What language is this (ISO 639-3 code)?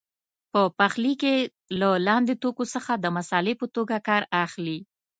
pus